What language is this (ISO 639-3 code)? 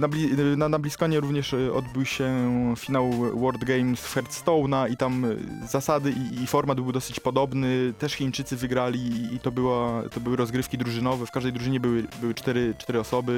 pol